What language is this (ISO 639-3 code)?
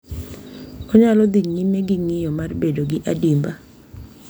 luo